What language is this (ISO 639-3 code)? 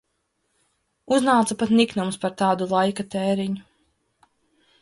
lav